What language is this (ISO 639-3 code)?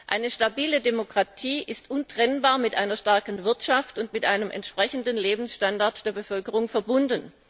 deu